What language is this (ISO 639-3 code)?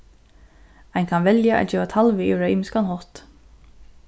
fao